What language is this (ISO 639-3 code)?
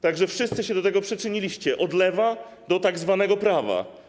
pol